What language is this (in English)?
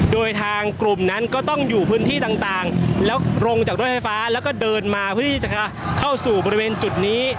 Thai